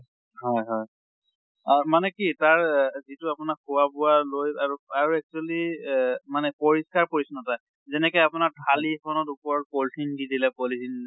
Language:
Assamese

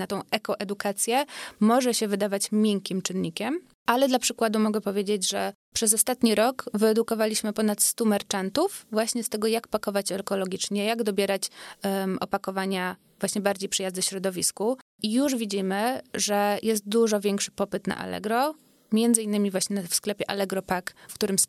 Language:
Polish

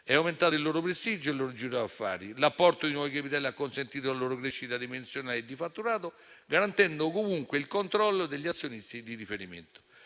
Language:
Italian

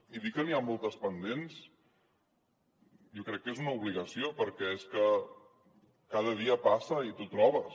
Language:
Catalan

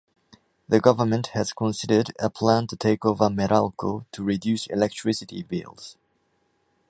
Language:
English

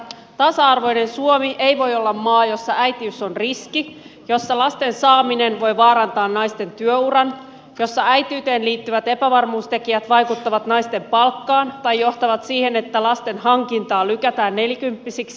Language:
Finnish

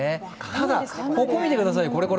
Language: Japanese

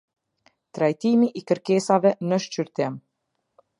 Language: Albanian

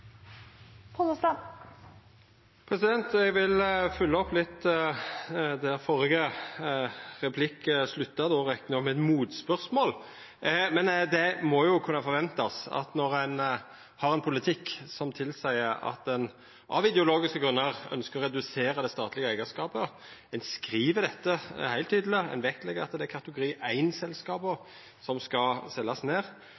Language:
Norwegian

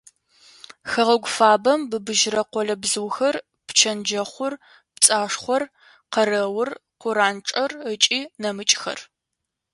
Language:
Adyghe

